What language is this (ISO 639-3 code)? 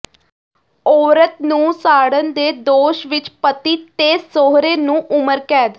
pan